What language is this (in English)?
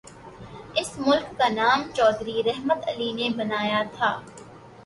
Urdu